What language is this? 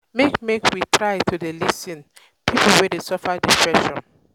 Nigerian Pidgin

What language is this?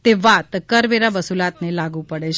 Gujarati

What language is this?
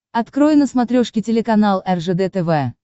Russian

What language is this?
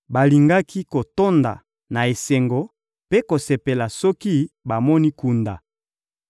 Lingala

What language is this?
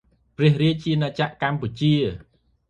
Khmer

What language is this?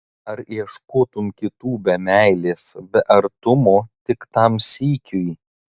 Lithuanian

